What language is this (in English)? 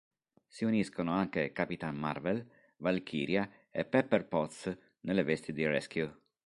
Italian